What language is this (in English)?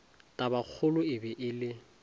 Northern Sotho